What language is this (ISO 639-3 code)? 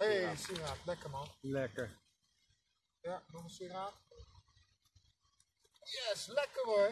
nld